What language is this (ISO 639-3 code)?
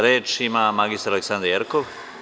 srp